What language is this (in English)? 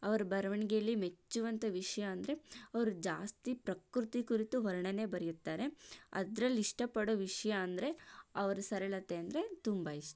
Kannada